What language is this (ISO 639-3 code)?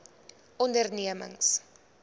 afr